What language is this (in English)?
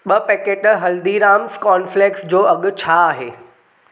Sindhi